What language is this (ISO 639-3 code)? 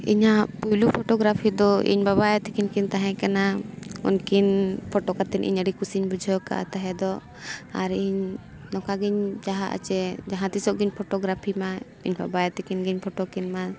sat